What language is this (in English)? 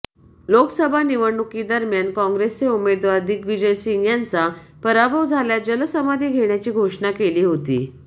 Marathi